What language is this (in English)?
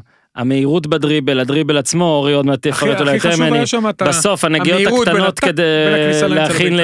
Hebrew